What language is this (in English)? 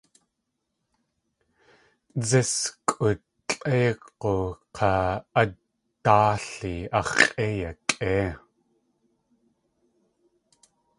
Tlingit